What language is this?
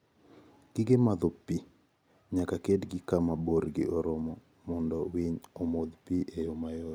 Luo (Kenya and Tanzania)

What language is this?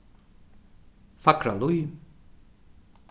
Faroese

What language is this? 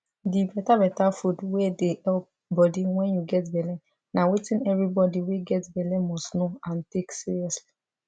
Nigerian Pidgin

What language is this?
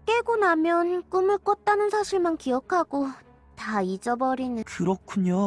Korean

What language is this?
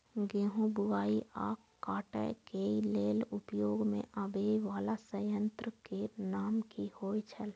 Maithili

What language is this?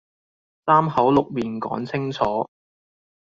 Cantonese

